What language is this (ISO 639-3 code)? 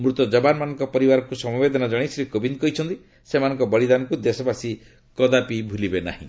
ori